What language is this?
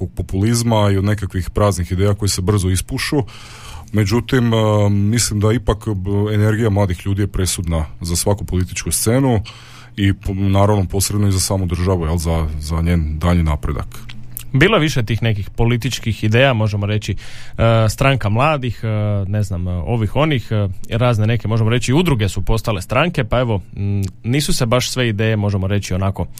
Croatian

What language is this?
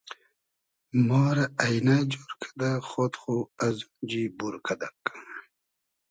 Hazaragi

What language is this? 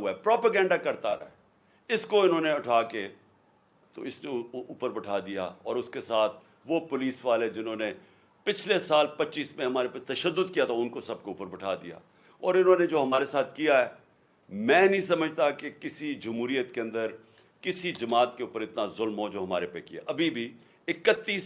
Urdu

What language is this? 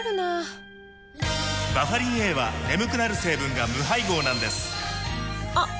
Japanese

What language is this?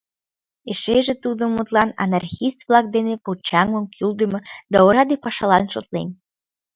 Mari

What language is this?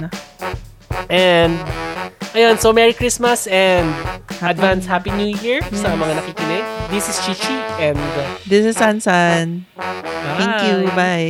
Filipino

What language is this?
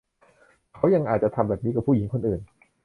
Thai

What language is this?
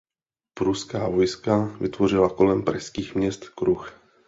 Czech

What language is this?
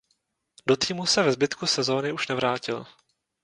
Czech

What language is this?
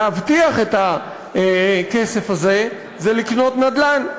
Hebrew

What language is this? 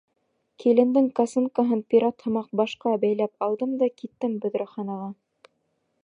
Bashkir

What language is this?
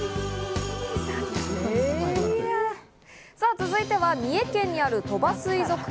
Japanese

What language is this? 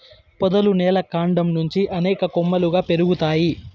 Telugu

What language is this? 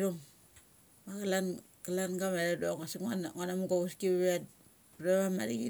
Mali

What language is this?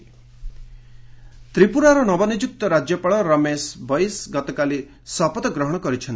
Odia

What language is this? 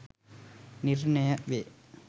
Sinhala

